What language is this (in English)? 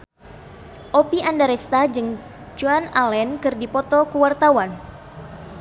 Sundanese